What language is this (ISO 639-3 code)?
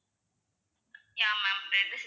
tam